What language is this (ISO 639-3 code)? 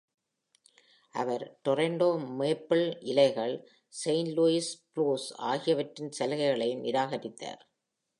tam